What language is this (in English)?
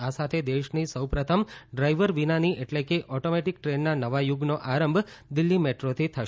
Gujarati